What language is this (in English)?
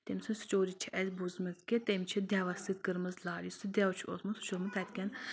Kashmiri